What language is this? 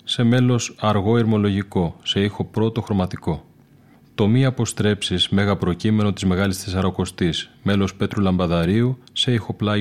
Greek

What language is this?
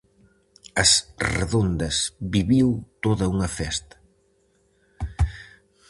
Galician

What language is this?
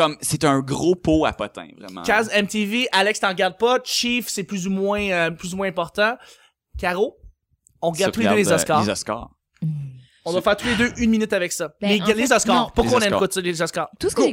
French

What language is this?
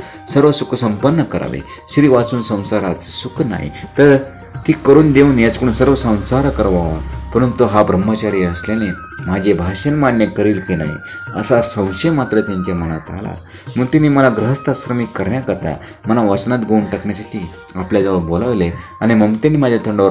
Romanian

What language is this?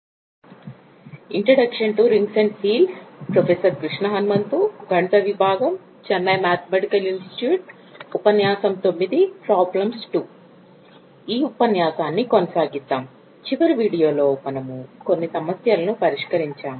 Telugu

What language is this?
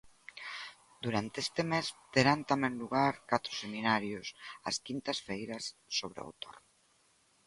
Galician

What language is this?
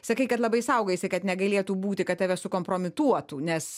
Lithuanian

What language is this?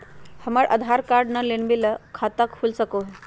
Magahi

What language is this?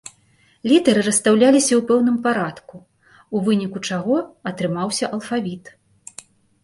Belarusian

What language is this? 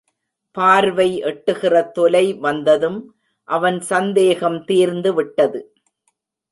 Tamil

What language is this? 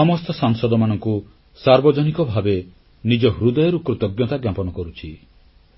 Odia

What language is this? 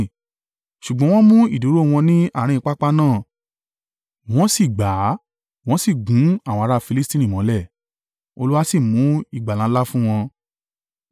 Yoruba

